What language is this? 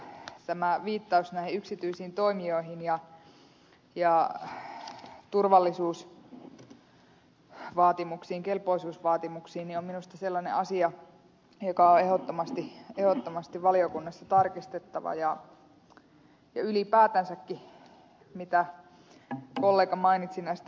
Finnish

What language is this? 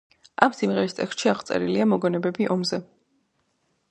Georgian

